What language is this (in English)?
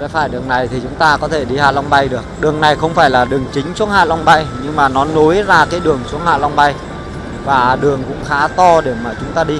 Vietnamese